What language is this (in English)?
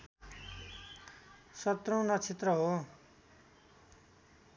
Nepali